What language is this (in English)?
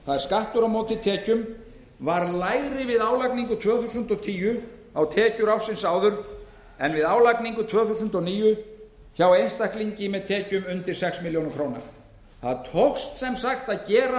Icelandic